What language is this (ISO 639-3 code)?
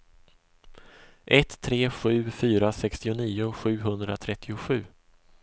swe